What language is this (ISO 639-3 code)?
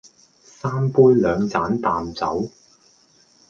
yue